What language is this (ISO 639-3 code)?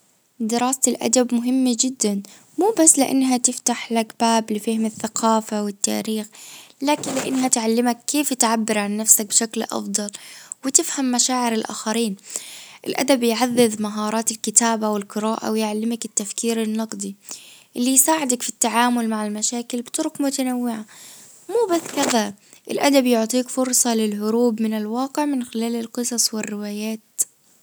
ars